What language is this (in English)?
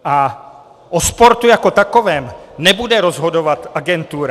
Czech